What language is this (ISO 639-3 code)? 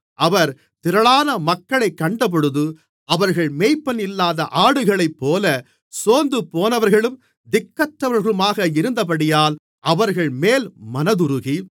tam